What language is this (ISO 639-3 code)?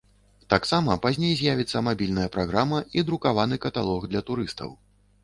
bel